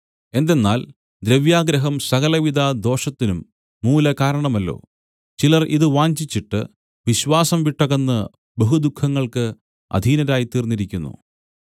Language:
Malayalam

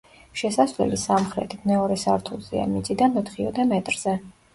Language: Georgian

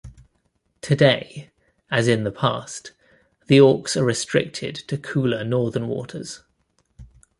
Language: English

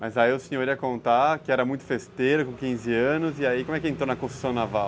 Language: Portuguese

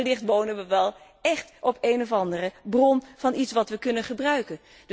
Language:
Dutch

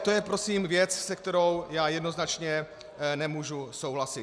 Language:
Czech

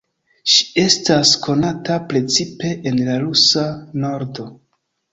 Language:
Esperanto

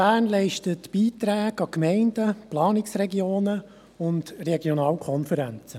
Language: Swiss German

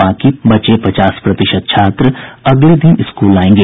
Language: Hindi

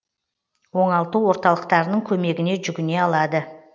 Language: Kazakh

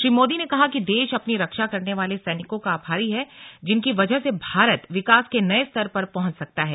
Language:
Hindi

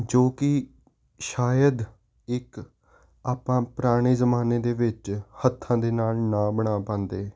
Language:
Punjabi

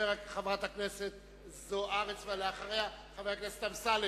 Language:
Hebrew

